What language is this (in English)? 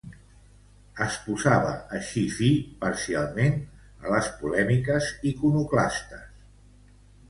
Catalan